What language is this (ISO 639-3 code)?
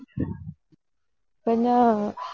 tam